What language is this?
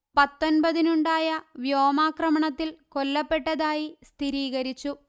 Malayalam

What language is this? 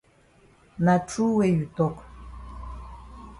Cameroon Pidgin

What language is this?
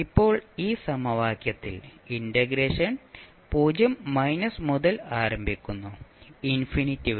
Malayalam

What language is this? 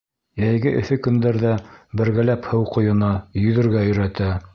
Bashkir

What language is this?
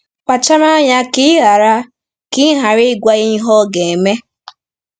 Igbo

